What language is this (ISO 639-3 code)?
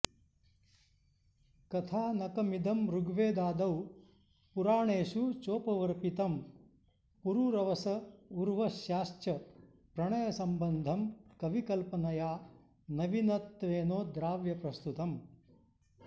san